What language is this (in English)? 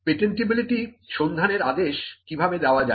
Bangla